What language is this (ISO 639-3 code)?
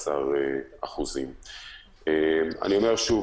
heb